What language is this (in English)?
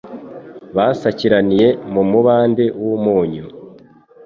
Kinyarwanda